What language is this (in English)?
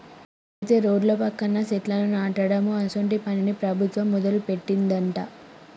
Telugu